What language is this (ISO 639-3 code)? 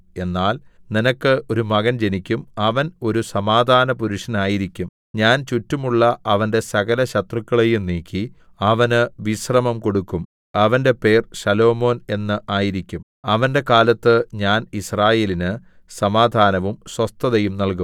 mal